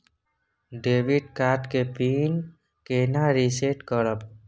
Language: Maithili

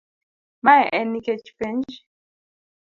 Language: Luo (Kenya and Tanzania)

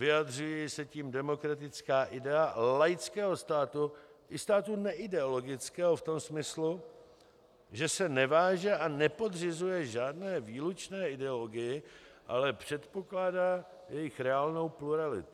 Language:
Czech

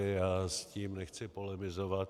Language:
Czech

